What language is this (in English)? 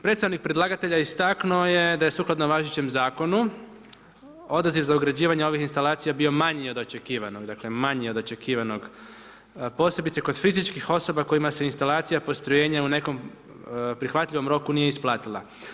Croatian